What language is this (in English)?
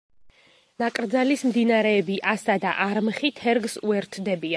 Georgian